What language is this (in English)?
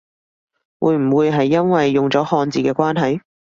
Cantonese